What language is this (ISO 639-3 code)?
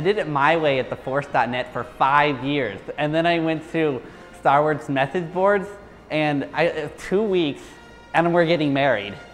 eng